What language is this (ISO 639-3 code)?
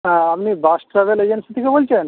ben